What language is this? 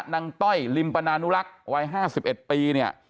Thai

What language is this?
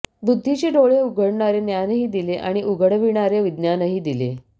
Marathi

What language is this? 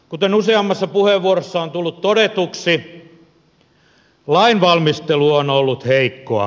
Finnish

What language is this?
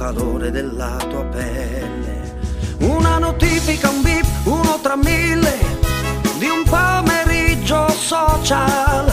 Italian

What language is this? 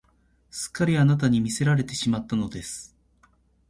Japanese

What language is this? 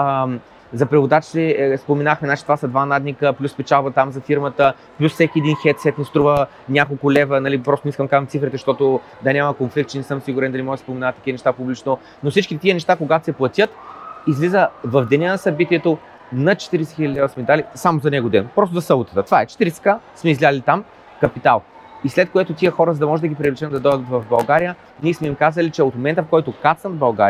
Bulgarian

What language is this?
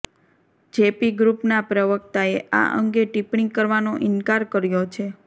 Gujarati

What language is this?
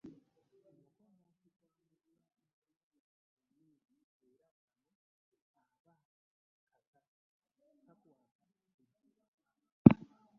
Ganda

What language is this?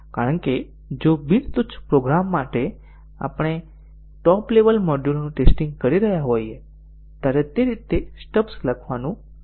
Gujarati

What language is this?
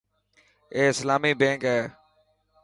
Dhatki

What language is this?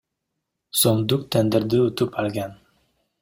Kyrgyz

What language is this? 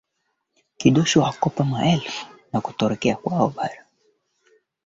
Swahili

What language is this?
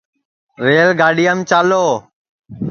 Sansi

